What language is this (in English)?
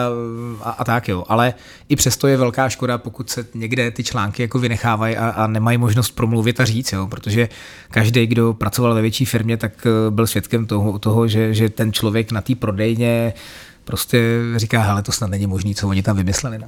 Czech